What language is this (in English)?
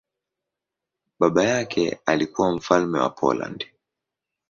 Swahili